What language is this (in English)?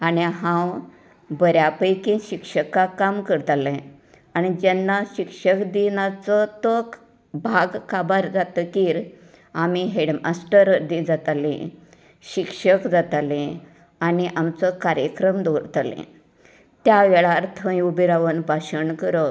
Konkani